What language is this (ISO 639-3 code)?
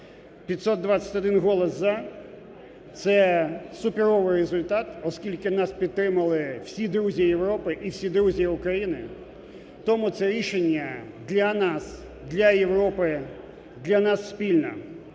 ukr